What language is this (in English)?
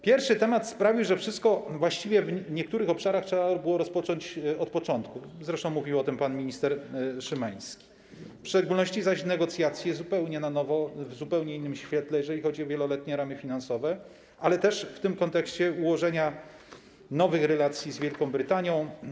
Polish